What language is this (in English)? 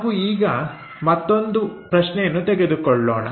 Kannada